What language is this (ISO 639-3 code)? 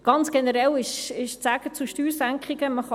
gsw